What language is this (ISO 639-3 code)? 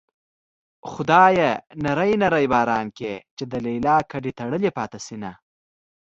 pus